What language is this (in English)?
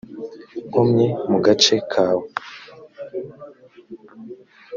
Kinyarwanda